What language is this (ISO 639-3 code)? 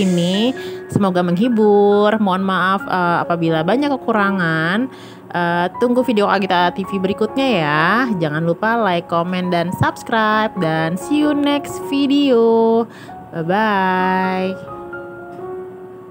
ind